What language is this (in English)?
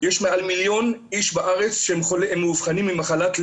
Hebrew